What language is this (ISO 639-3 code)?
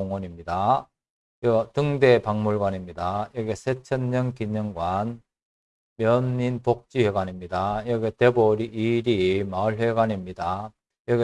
kor